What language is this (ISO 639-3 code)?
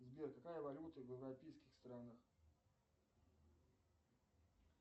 rus